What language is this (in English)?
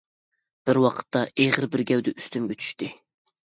Uyghur